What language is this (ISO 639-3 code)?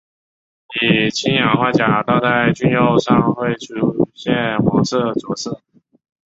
zho